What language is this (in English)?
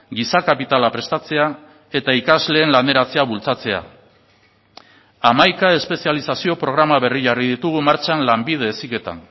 Basque